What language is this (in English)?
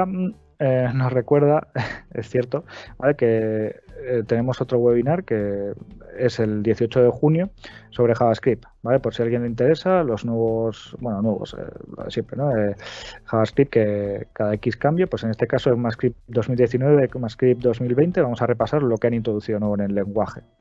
Spanish